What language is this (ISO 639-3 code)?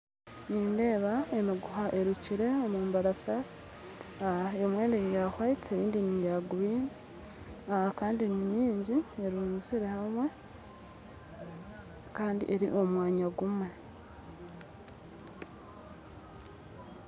nyn